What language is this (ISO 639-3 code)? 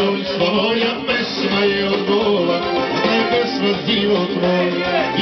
bul